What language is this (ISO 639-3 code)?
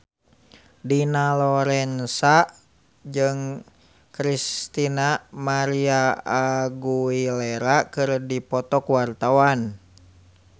sun